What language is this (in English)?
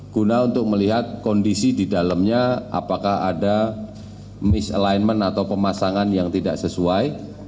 Indonesian